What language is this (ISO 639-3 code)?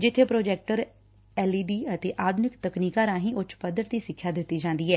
pan